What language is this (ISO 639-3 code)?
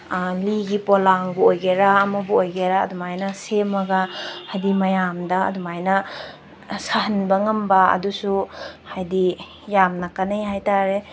mni